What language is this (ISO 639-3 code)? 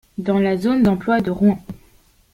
fra